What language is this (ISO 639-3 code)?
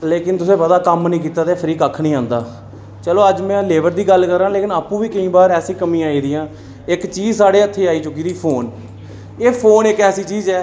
doi